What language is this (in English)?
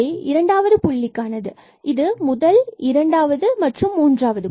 Tamil